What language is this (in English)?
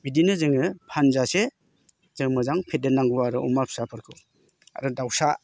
Bodo